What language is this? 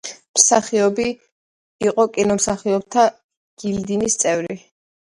Georgian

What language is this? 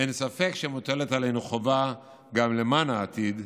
Hebrew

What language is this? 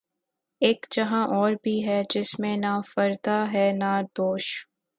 Urdu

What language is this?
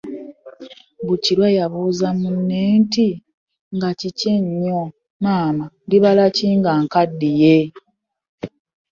Ganda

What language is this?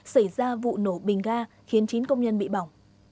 Vietnamese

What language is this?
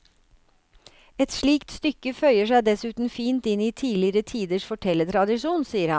Norwegian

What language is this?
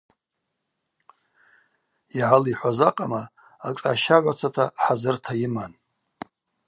Abaza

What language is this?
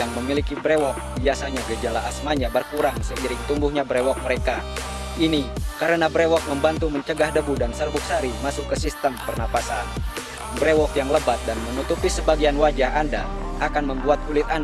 Indonesian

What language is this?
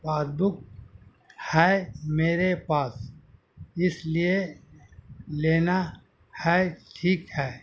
Urdu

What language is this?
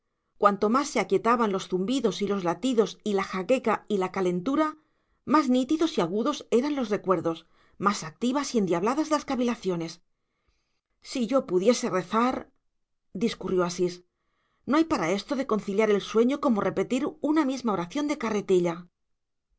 Spanish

